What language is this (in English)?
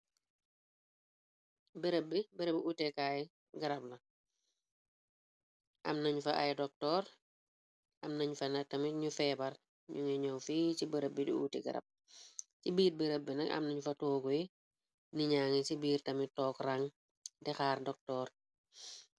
Wolof